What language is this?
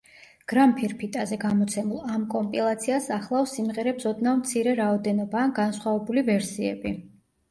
Georgian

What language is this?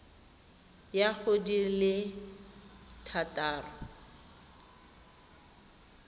Tswana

